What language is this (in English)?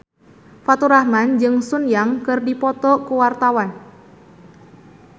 Sundanese